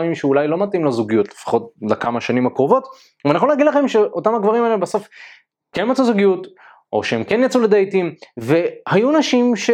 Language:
Hebrew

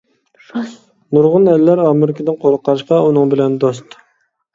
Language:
Uyghur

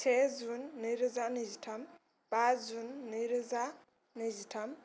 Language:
Bodo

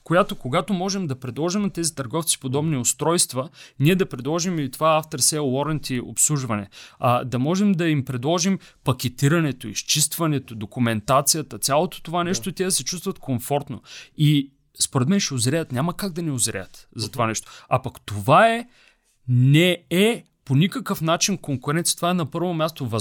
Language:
Bulgarian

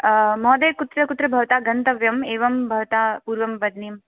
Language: Sanskrit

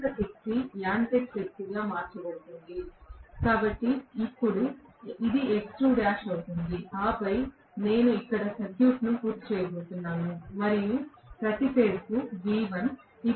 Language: Telugu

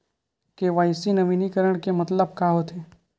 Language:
Chhattisgarhi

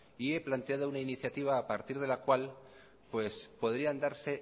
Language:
Spanish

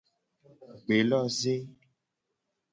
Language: Gen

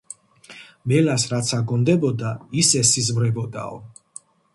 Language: Georgian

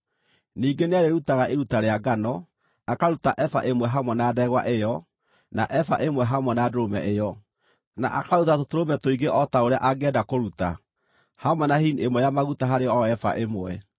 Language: Kikuyu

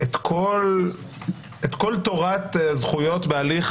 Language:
Hebrew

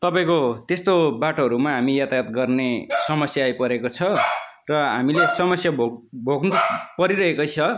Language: Nepali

